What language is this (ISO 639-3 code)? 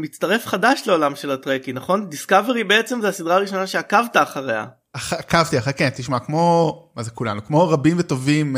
heb